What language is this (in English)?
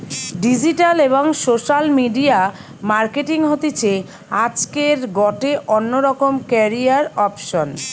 Bangla